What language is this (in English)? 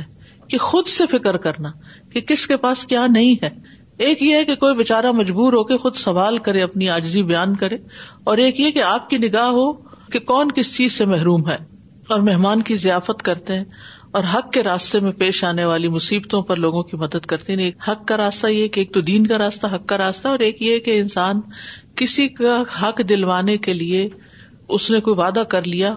Urdu